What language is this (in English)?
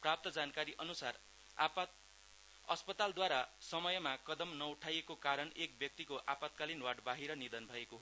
Nepali